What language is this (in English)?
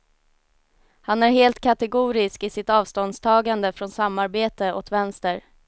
Swedish